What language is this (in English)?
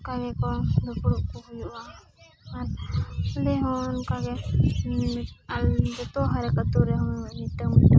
Santali